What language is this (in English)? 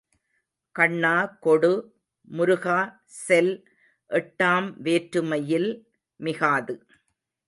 Tamil